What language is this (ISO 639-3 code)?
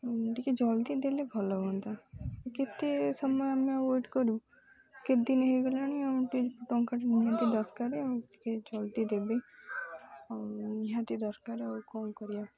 ori